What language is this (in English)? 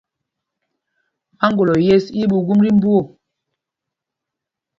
Mpumpong